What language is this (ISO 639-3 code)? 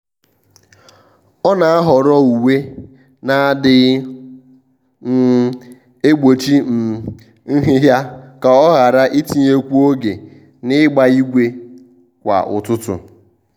ibo